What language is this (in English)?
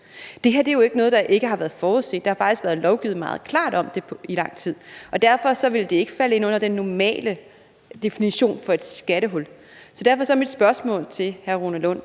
Danish